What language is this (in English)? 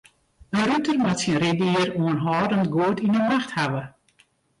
Western Frisian